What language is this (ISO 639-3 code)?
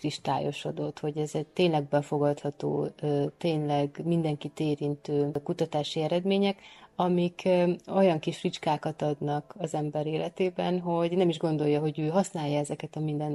hun